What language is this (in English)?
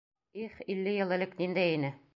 Bashkir